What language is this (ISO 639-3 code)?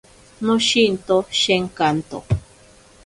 prq